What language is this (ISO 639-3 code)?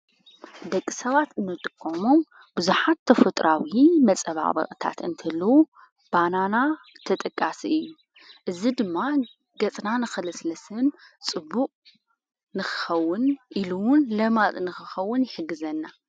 tir